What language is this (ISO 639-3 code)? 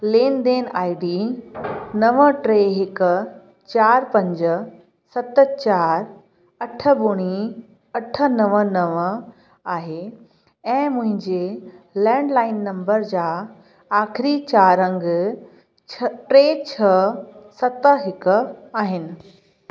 snd